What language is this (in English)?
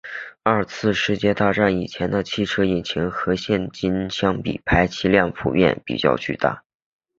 Chinese